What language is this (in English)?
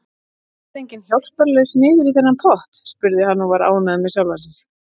Icelandic